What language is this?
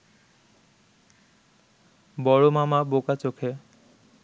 Bangla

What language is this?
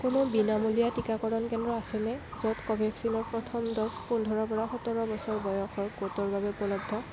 Assamese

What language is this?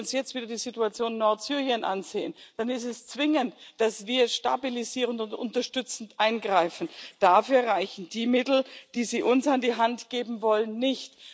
German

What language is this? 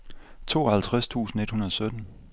Danish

